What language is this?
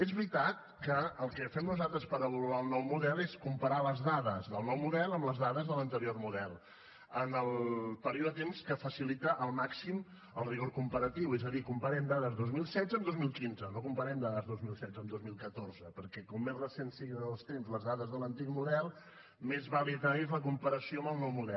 Catalan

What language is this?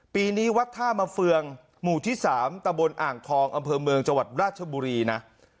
Thai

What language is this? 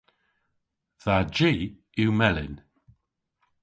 Cornish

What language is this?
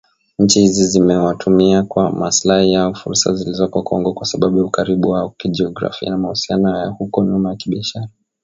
Swahili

